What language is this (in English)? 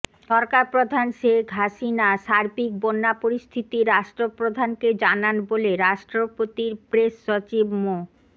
Bangla